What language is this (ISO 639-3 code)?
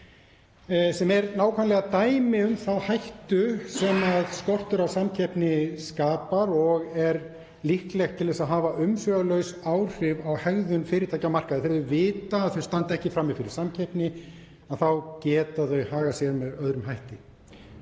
isl